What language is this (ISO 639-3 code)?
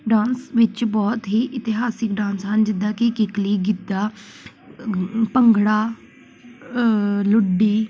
pan